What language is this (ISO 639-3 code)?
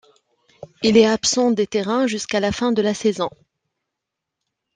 fra